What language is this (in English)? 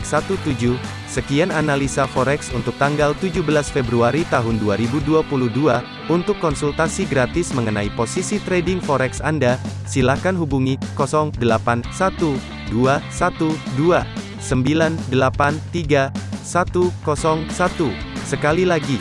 Indonesian